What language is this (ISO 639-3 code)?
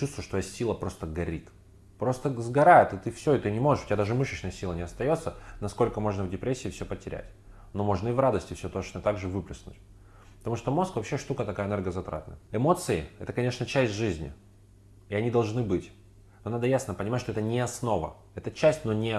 rus